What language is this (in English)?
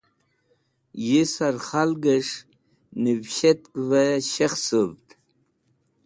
Wakhi